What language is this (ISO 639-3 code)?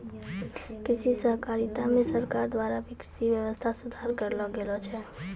mai